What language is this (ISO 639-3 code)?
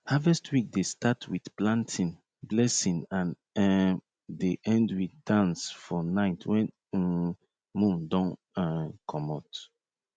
pcm